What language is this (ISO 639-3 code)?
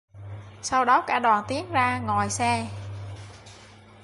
vie